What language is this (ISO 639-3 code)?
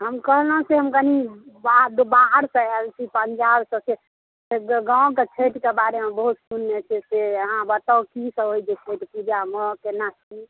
mai